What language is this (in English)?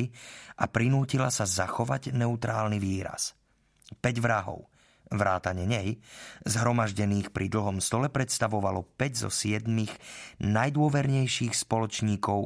Slovak